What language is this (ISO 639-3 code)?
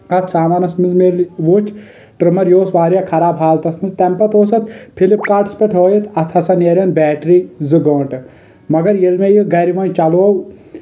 kas